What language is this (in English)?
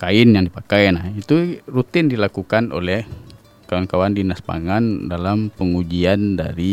Indonesian